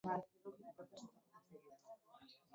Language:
Basque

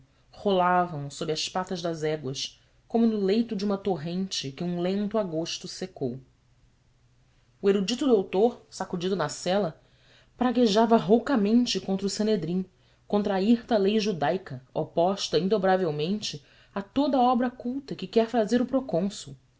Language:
Portuguese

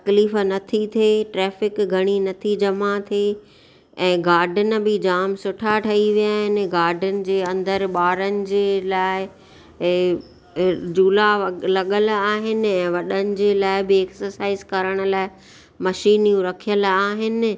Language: Sindhi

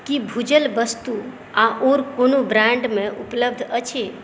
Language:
Maithili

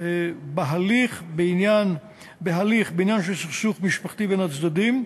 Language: Hebrew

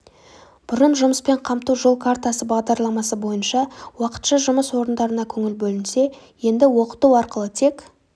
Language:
Kazakh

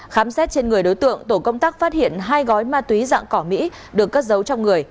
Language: Vietnamese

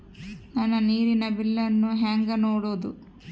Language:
Kannada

